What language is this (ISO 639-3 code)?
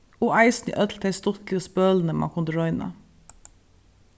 fao